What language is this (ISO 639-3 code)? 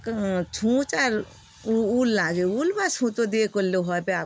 ben